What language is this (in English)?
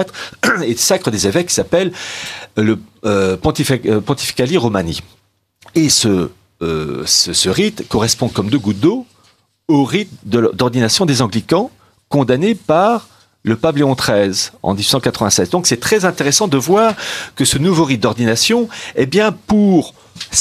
French